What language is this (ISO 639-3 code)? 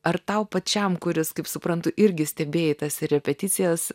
lit